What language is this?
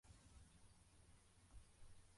Kinyarwanda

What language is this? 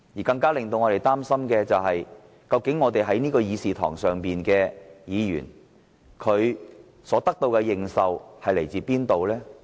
Cantonese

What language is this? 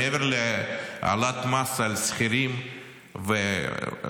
Hebrew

